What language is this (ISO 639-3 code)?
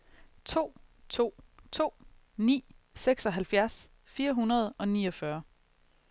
dan